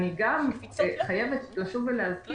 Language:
Hebrew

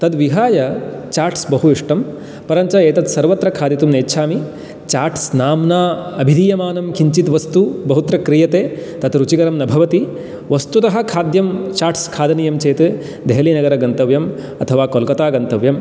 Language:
Sanskrit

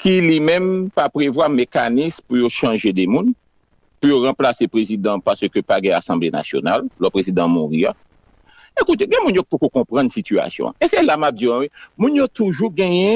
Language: French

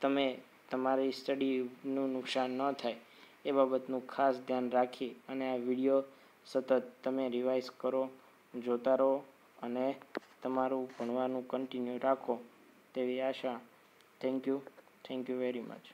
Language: Hindi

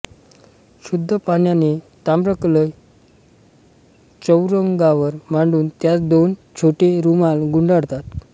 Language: Marathi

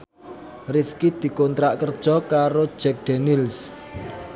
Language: Javanese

